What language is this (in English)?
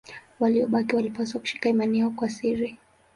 Swahili